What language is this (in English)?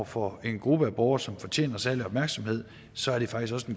Danish